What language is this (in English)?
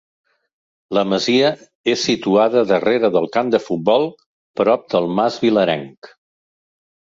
Catalan